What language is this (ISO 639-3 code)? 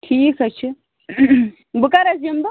kas